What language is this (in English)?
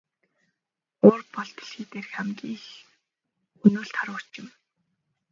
Mongolian